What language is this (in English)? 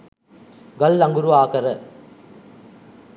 Sinhala